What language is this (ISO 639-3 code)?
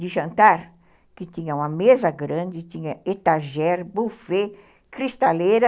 por